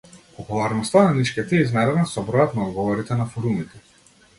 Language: Macedonian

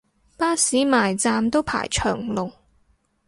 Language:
Cantonese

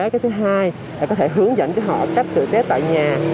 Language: Vietnamese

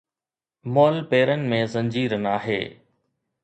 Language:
Sindhi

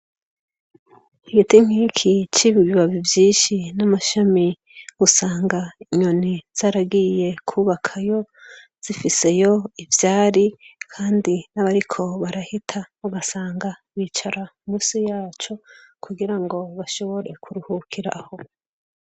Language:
Rundi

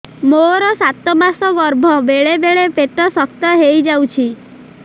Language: Odia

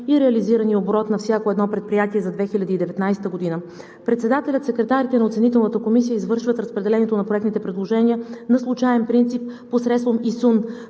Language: Bulgarian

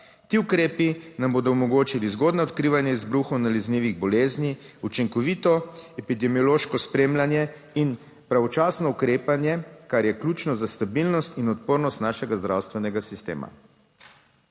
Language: Slovenian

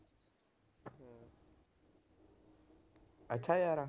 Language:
Punjabi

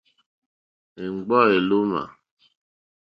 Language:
Mokpwe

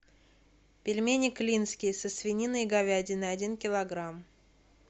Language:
Russian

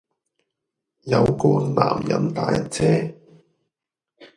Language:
Cantonese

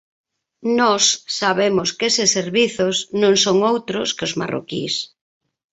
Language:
Galician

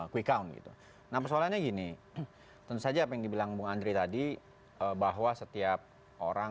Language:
Indonesian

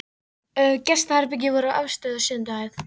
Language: Icelandic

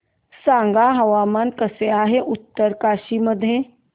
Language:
Marathi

